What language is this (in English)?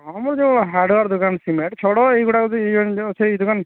Odia